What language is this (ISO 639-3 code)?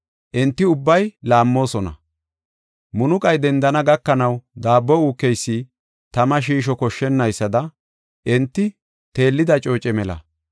gof